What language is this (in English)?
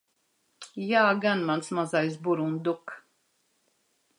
Latvian